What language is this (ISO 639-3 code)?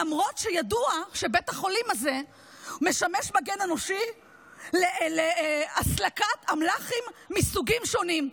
heb